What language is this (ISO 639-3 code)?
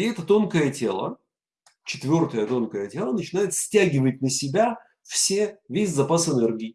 rus